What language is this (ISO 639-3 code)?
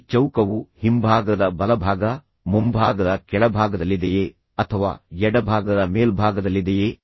kan